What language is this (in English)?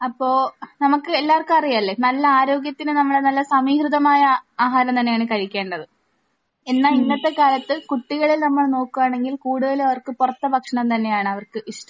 Malayalam